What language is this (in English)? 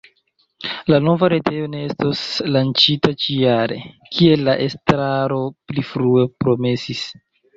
Esperanto